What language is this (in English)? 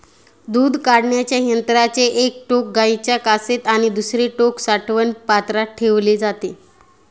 Marathi